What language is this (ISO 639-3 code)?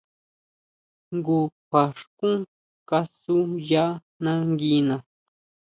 mau